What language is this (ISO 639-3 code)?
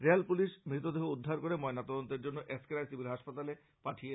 ben